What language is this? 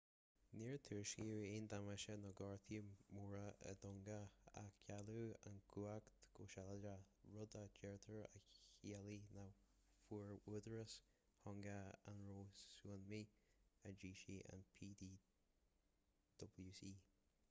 Irish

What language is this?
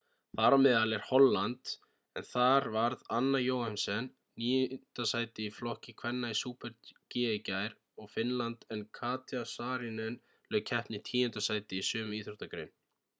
Icelandic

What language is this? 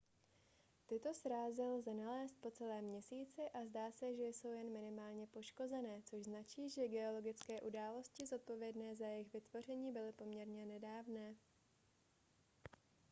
Czech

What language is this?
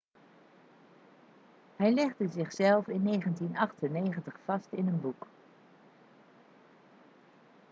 Dutch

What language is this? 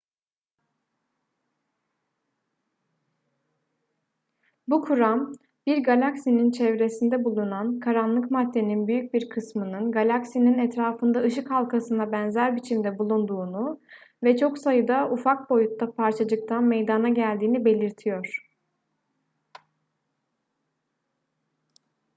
Turkish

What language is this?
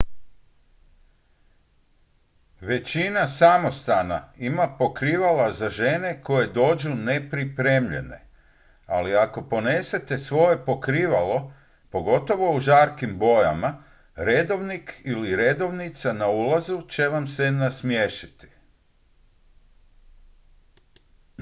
Croatian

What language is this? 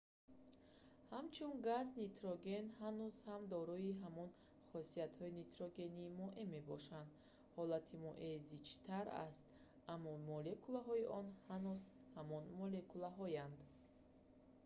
Tajik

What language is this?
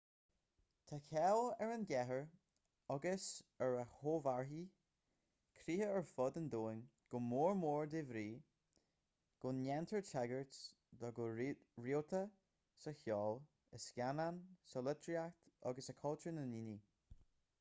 Irish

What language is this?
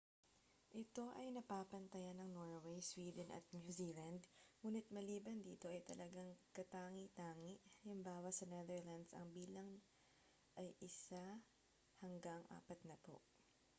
Filipino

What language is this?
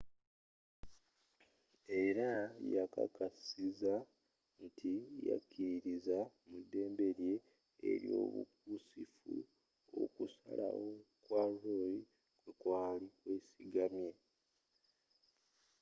Ganda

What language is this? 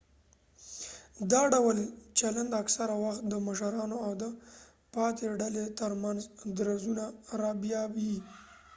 Pashto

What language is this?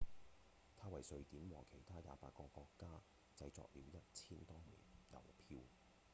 Cantonese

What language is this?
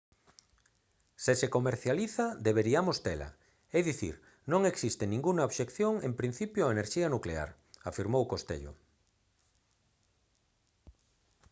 Galician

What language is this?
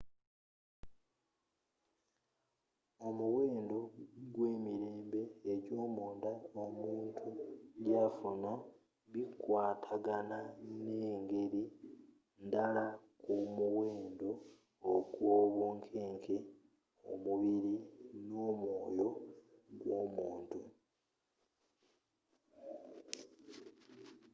Ganda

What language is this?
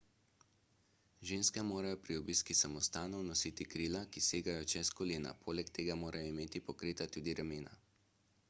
Slovenian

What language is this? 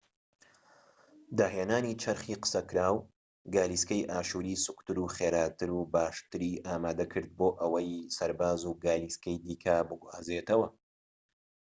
Central Kurdish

